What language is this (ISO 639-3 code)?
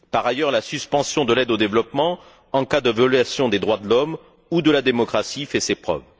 fra